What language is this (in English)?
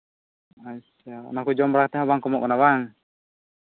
Santali